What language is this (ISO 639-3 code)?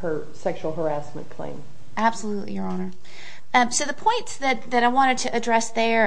eng